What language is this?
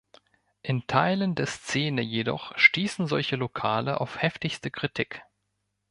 German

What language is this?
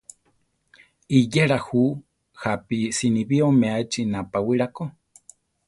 Central Tarahumara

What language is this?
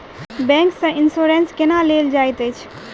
Maithili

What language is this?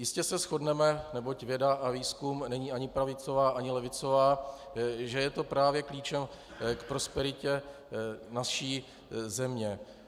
Czech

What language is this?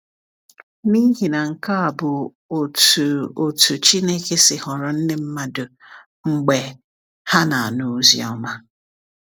Igbo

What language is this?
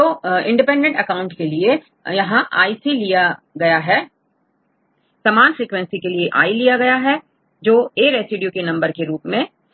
Hindi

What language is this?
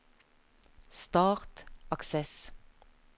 Norwegian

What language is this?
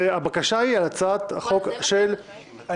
Hebrew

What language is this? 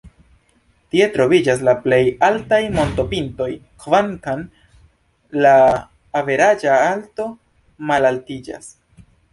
Esperanto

